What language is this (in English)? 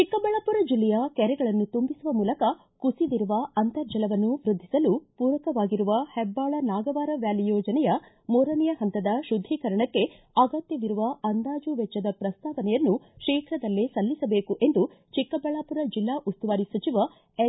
Kannada